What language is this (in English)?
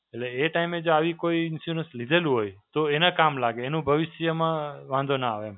Gujarati